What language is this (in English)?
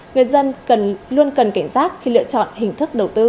Vietnamese